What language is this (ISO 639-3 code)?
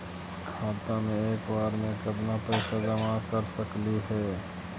mag